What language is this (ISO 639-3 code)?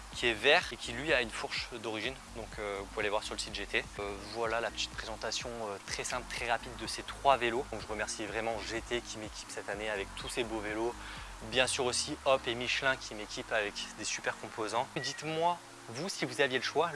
fra